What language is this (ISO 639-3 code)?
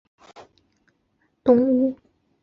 zho